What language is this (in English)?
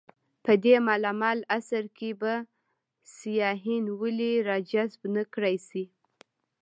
Pashto